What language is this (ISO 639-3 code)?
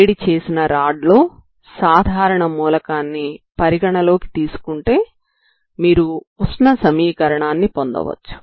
tel